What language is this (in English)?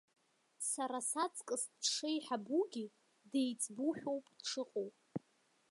Abkhazian